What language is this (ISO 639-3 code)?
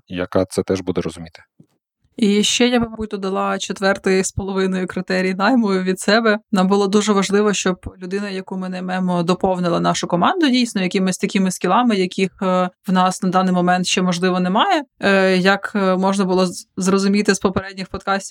ukr